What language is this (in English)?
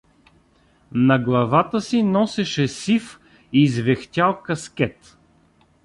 Bulgarian